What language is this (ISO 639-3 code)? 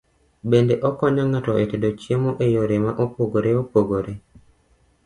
luo